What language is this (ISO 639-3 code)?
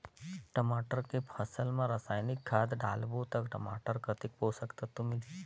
hne